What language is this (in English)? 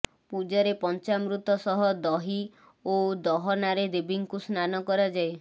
Odia